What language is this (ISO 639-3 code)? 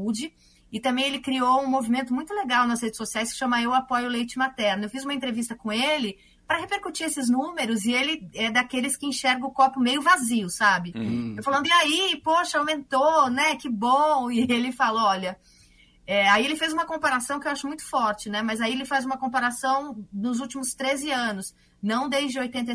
por